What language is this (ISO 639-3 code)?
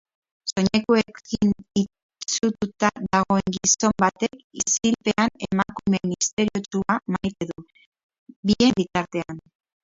eus